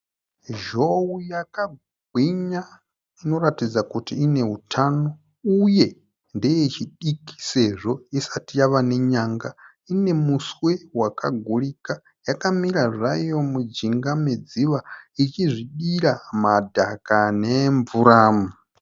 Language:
Shona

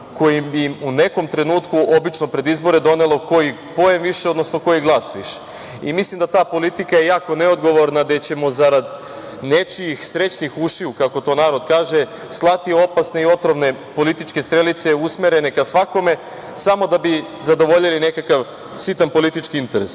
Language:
Serbian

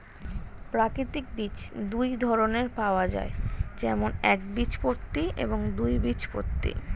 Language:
Bangla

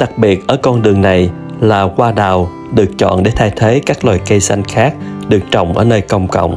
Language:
Vietnamese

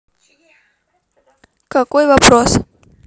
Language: Russian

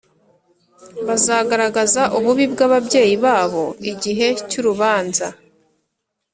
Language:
Kinyarwanda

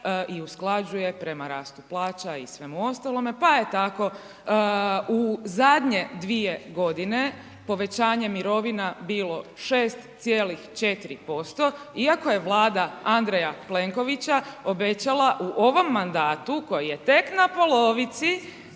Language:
Croatian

